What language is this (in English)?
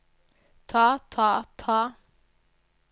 Norwegian